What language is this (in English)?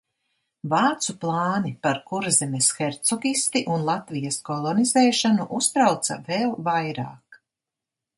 Latvian